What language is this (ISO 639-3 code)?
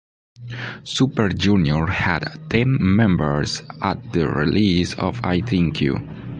eng